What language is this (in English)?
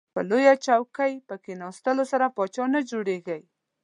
Pashto